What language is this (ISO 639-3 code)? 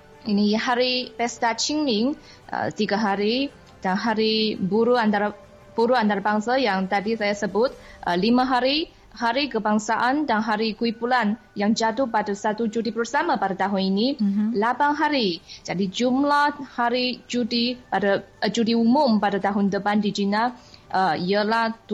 msa